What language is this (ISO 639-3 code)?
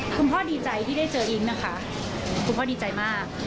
tha